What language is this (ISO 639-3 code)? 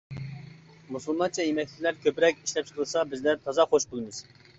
uig